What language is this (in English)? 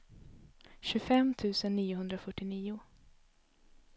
Swedish